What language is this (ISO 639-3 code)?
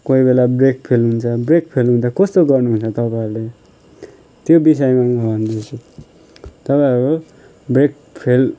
nep